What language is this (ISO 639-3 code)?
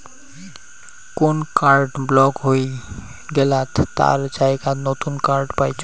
ben